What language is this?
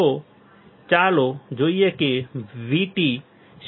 Gujarati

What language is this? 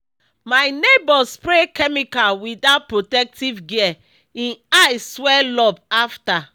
Nigerian Pidgin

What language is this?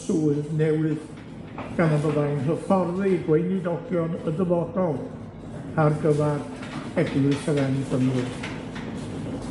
Welsh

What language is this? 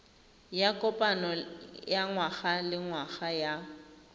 Tswana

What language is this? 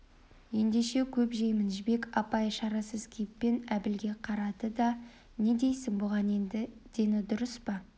Kazakh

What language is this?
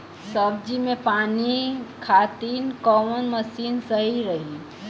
Bhojpuri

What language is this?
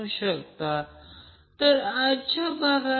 Marathi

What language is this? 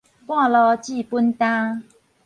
Min Nan Chinese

